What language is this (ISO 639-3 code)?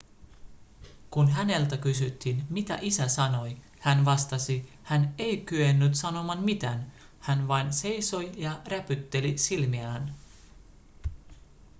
fin